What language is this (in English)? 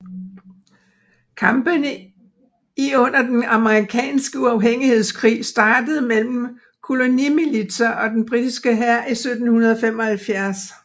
Danish